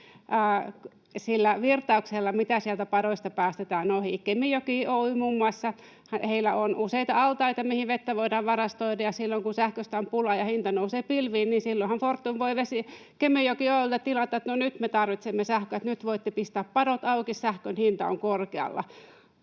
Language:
Finnish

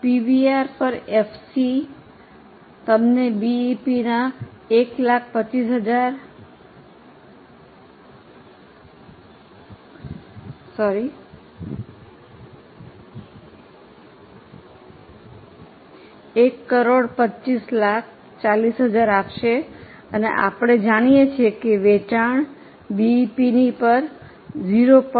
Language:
Gujarati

